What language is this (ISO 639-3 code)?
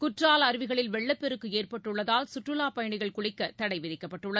tam